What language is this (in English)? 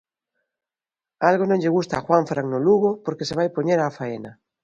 Galician